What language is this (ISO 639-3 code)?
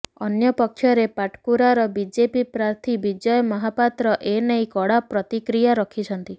ori